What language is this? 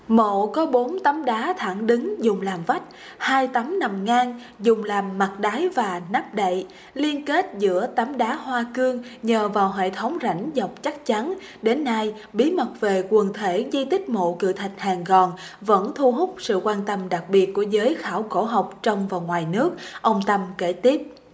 Vietnamese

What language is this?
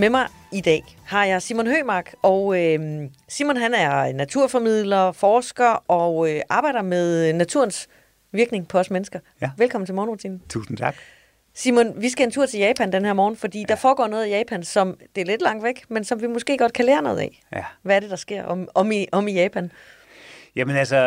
Danish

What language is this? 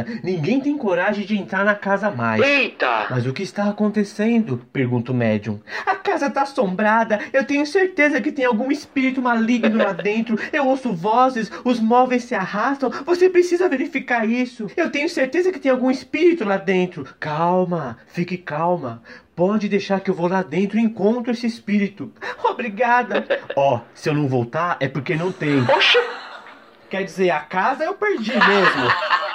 Portuguese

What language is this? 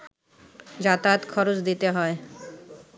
Bangla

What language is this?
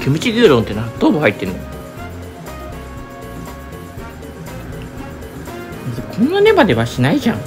Japanese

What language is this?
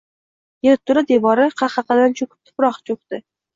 Uzbek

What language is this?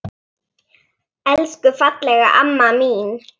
Icelandic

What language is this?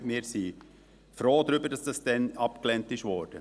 Swiss German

